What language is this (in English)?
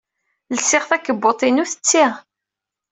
Kabyle